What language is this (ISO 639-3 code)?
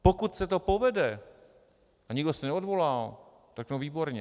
ces